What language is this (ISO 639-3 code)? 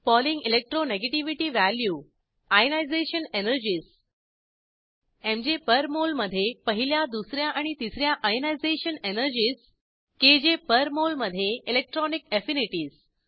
mar